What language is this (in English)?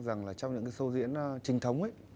Vietnamese